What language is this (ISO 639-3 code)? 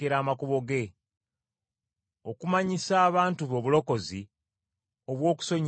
lug